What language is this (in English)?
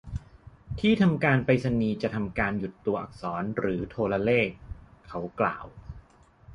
Thai